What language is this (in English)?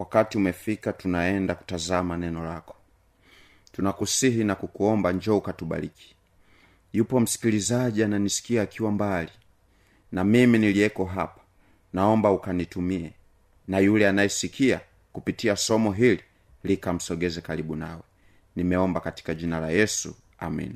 Swahili